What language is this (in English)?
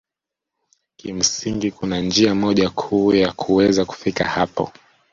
Swahili